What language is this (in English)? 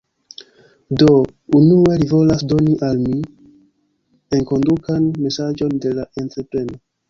Esperanto